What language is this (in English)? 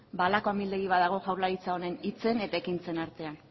Basque